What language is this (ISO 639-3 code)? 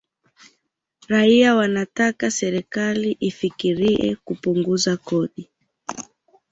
swa